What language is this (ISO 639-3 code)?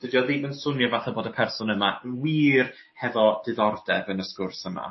cym